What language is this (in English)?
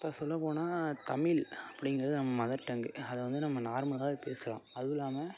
Tamil